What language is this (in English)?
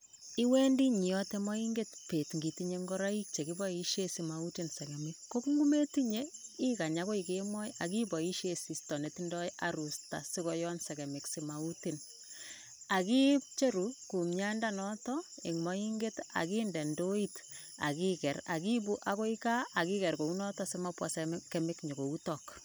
Kalenjin